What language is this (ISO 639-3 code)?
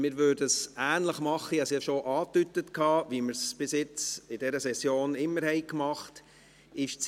gsw